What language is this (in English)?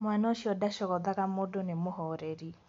Kikuyu